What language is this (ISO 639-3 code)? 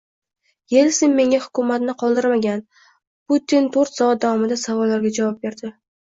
uzb